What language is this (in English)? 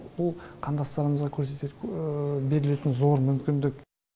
Kazakh